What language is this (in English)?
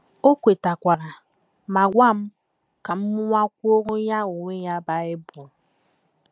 Igbo